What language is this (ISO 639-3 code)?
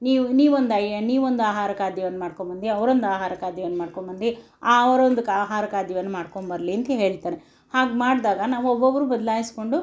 kan